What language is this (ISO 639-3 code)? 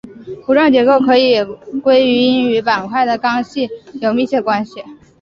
zho